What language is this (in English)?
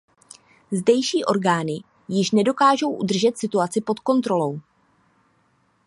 Czech